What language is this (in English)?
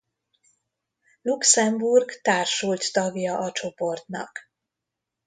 Hungarian